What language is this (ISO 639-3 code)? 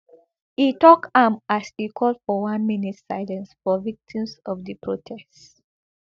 pcm